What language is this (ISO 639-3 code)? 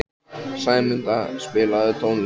isl